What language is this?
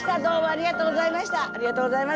Japanese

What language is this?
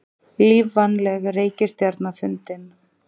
Icelandic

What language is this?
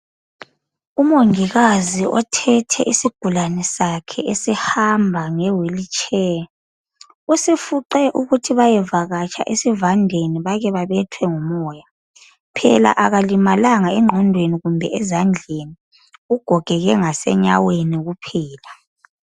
North Ndebele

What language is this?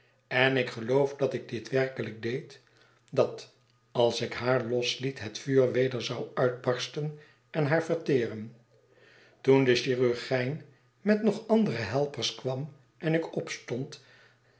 Dutch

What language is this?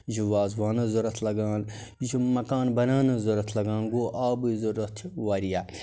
Kashmiri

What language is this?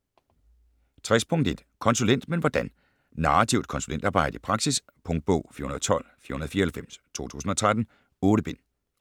Danish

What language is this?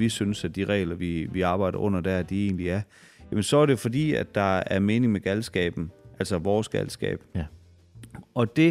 Danish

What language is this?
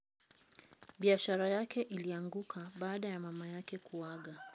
Luo (Kenya and Tanzania)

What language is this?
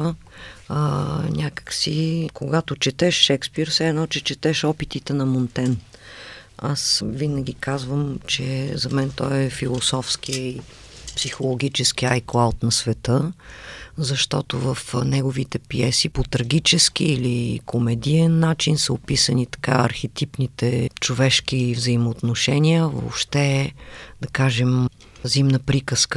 Bulgarian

